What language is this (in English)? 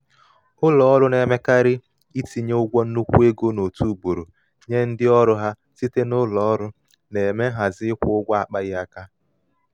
Igbo